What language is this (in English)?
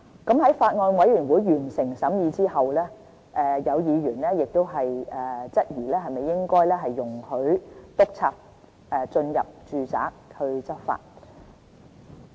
Cantonese